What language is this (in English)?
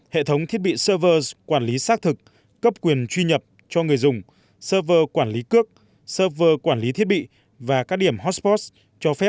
Vietnamese